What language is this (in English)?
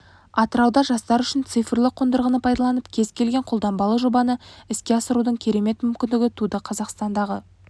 Kazakh